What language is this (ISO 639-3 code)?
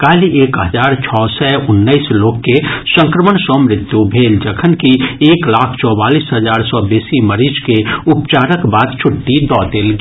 mai